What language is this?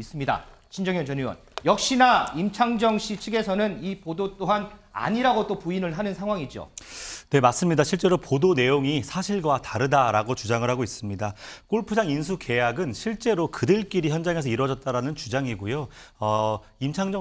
Korean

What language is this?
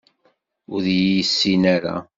Kabyle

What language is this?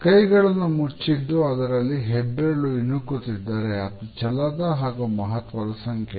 Kannada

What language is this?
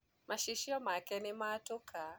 Kikuyu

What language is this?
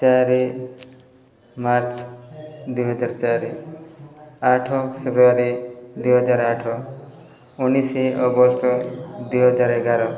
Odia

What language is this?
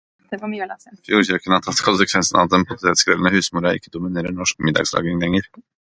Norwegian Bokmål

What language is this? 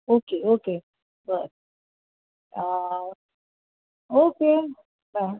Marathi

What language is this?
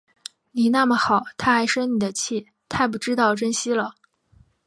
Chinese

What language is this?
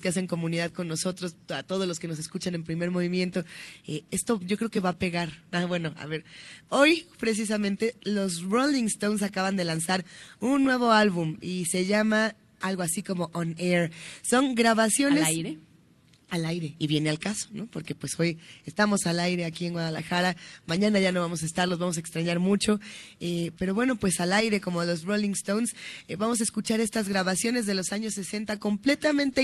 Spanish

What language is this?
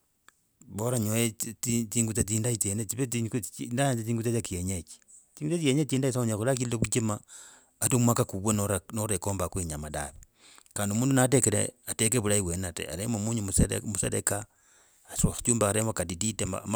Logooli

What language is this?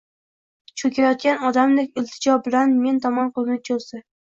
Uzbek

